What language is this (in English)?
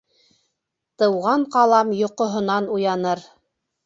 Bashkir